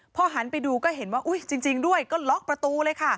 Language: Thai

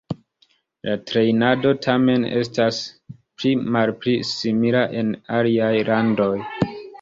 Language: Esperanto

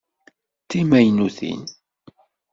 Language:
Kabyle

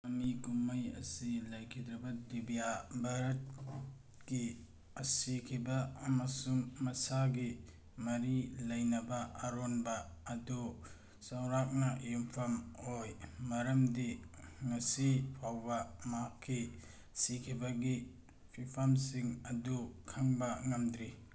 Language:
Manipuri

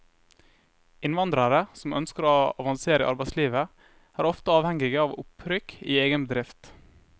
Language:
Norwegian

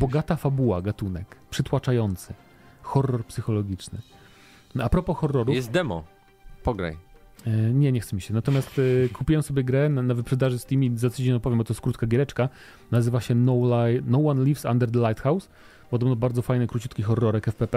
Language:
Polish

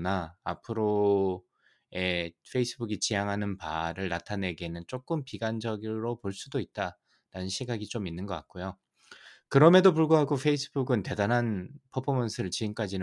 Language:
Korean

